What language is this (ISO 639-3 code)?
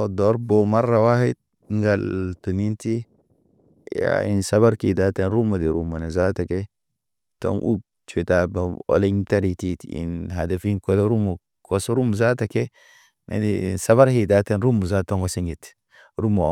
mne